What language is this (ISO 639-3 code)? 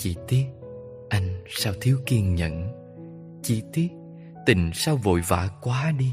vie